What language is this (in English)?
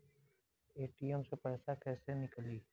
Bhojpuri